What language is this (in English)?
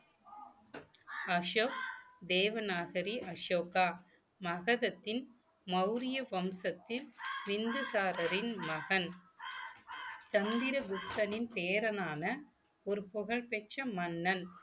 Tamil